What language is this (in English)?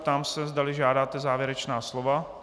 Czech